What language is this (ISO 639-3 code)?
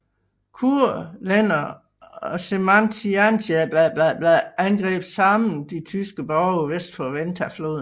dan